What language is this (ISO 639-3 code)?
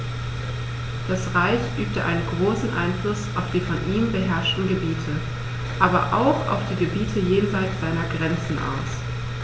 deu